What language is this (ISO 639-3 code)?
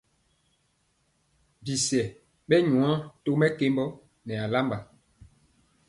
mcx